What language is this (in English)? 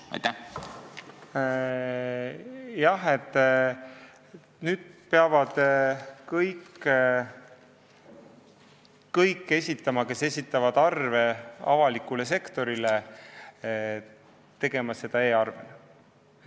Estonian